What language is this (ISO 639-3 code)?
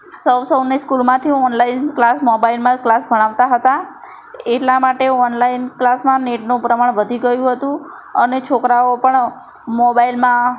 guj